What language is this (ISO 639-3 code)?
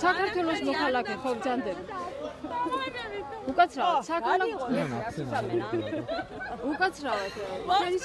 ron